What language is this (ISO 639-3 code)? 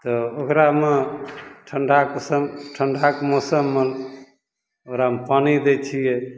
mai